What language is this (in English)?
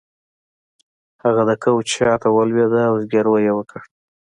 Pashto